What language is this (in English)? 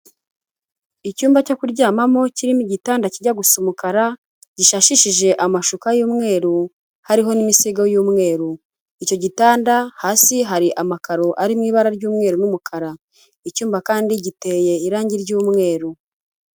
Kinyarwanda